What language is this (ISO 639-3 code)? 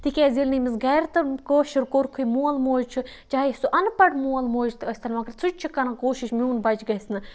kas